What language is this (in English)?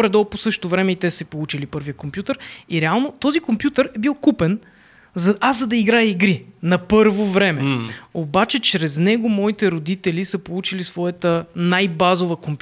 Bulgarian